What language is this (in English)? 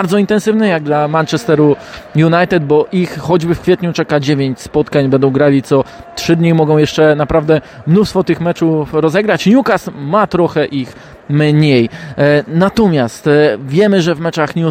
Polish